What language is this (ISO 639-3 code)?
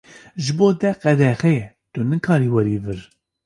kur